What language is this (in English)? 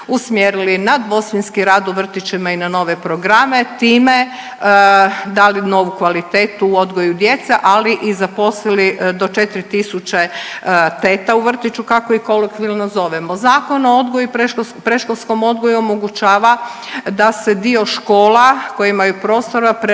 Croatian